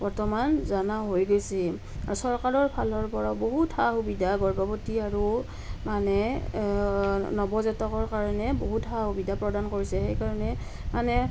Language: Assamese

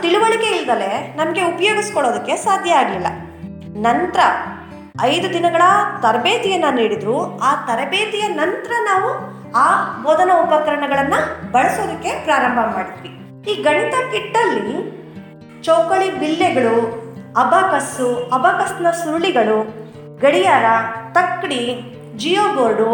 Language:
Kannada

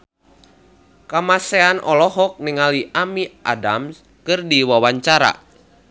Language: Sundanese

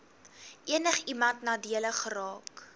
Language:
Afrikaans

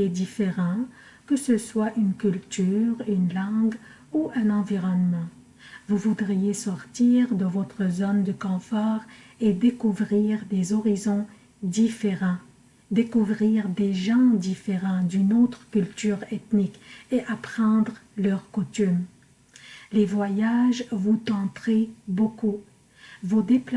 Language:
French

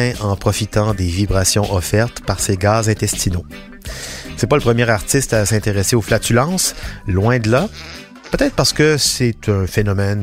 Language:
French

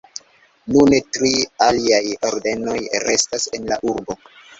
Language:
Esperanto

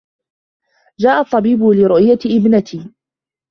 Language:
Arabic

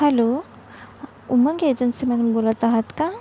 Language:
Marathi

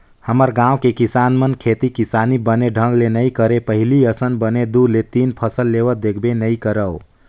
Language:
Chhattisgarhi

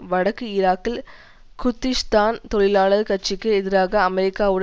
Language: Tamil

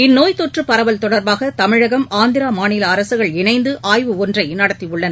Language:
Tamil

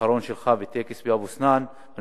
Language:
Hebrew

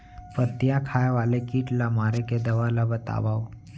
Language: Chhattisgarhi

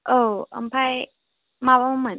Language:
Bodo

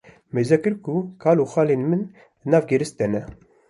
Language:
Kurdish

